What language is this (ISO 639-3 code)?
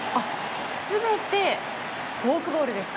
jpn